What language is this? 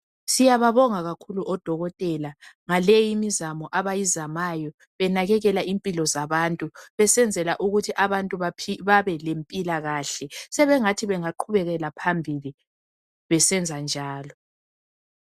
North Ndebele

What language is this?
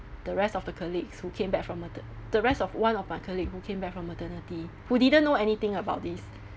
English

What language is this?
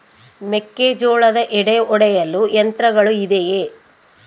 Kannada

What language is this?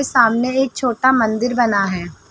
Hindi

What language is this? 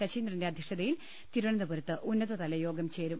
Malayalam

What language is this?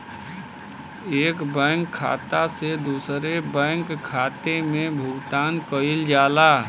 Bhojpuri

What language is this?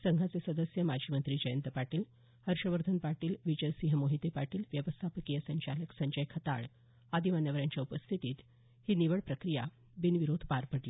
Marathi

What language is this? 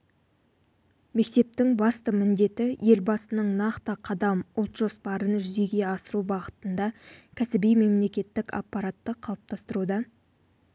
Kazakh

